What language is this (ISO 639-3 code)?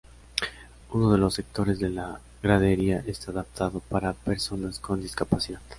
spa